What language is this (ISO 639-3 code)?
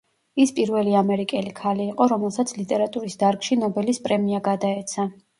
kat